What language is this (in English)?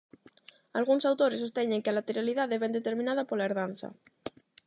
Galician